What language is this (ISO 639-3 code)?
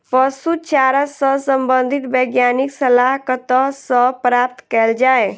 mai